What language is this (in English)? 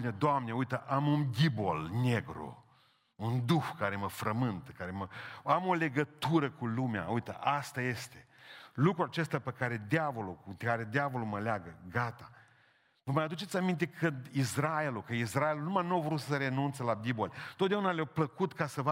Romanian